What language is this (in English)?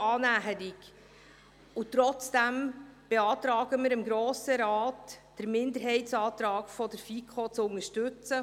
Swiss German